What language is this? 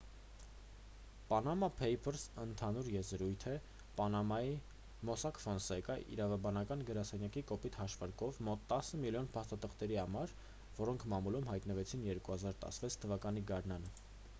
Armenian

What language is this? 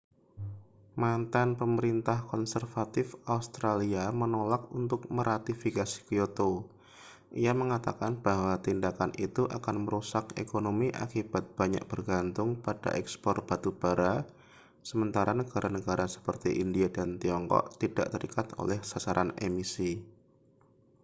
Indonesian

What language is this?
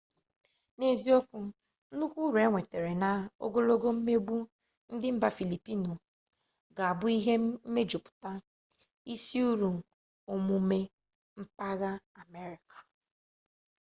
Igbo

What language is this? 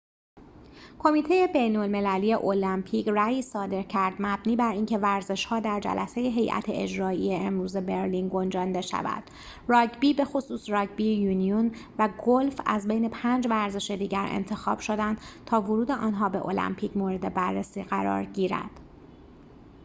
Persian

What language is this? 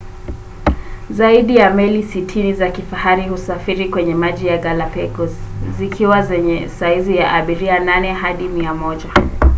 Swahili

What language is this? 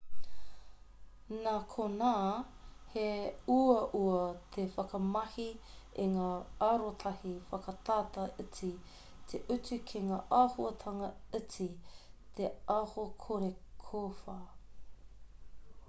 Māori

